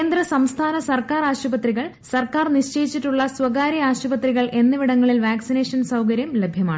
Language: Malayalam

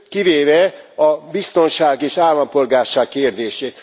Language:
Hungarian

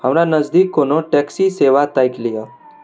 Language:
Maithili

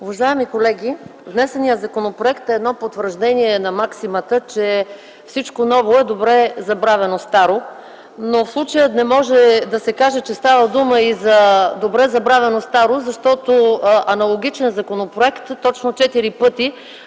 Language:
Bulgarian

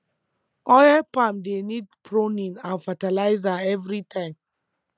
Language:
Nigerian Pidgin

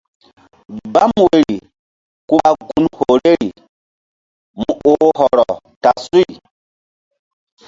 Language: Mbum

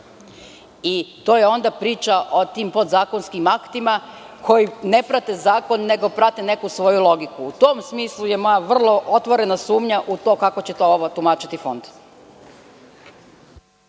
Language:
Serbian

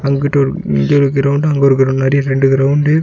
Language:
Tamil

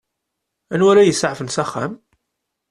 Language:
Kabyle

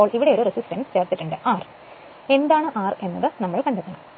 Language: Malayalam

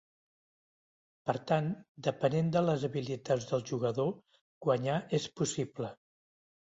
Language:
Catalan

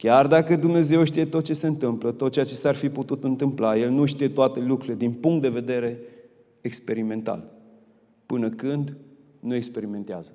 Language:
Romanian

